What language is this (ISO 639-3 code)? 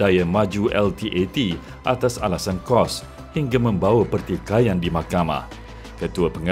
msa